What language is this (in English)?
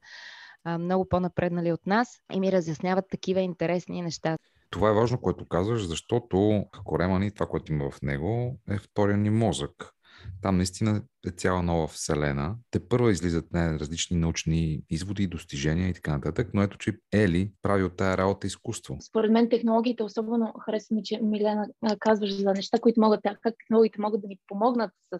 Bulgarian